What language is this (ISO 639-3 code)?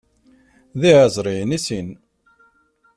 kab